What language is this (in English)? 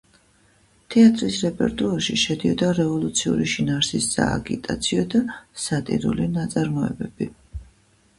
Georgian